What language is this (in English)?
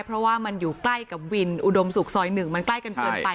Thai